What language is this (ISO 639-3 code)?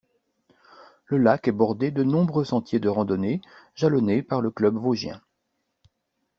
fra